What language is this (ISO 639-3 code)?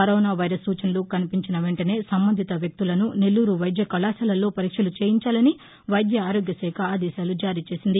tel